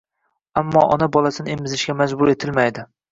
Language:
Uzbek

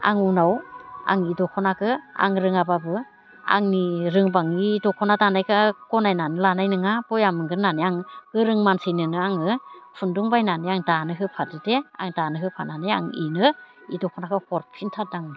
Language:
Bodo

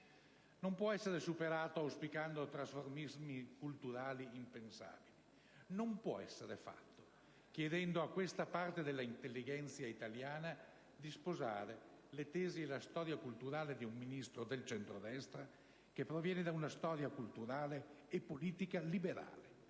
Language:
Italian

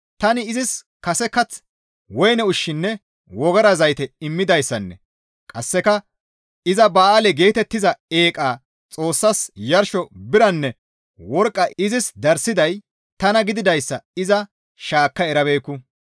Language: Gamo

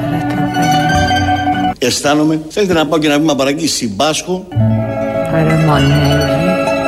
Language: Greek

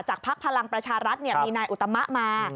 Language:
Thai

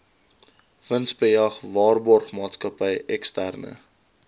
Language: Afrikaans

